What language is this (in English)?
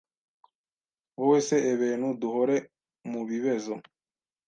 Kinyarwanda